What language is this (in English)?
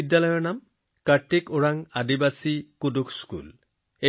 Assamese